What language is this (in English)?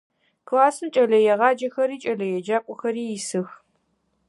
Adyghe